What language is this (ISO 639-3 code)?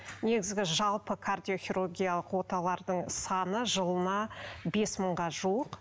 kaz